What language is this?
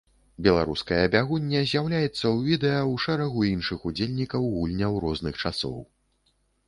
Belarusian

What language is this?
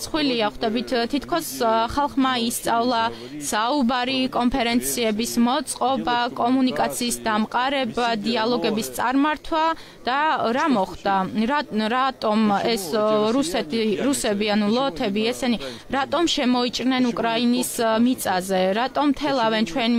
Romanian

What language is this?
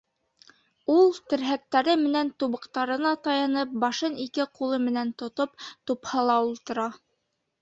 Bashkir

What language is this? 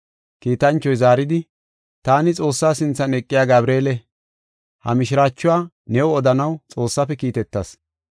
Gofa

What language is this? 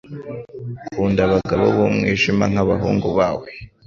Kinyarwanda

